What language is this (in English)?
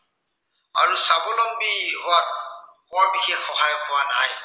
Assamese